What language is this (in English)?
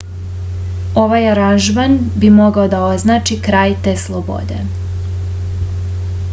Serbian